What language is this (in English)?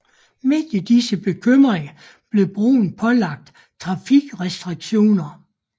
Danish